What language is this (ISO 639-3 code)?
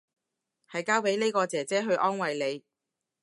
yue